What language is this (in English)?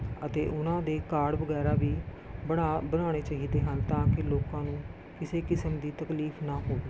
Punjabi